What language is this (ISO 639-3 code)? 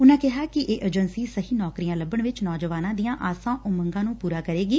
pan